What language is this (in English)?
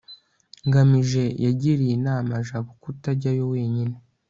Kinyarwanda